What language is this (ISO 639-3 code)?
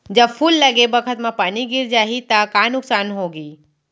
hne